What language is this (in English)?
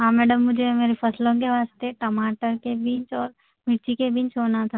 Urdu